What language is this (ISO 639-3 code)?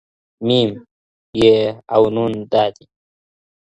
pus